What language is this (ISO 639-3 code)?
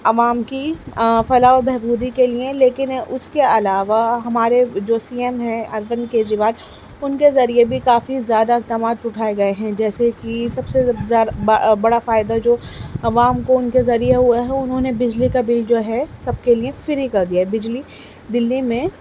urd